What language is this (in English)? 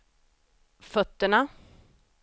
Swedish